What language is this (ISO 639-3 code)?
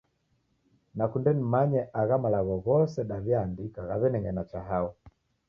dav